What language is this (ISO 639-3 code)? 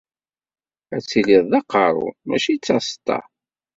kab